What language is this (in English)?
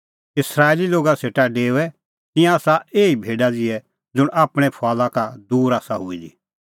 Kullu Pahari